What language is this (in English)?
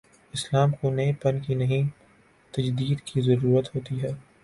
Urdu